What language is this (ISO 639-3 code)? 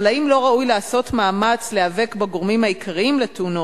heb